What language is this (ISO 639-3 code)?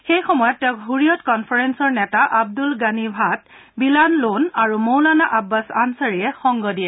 asm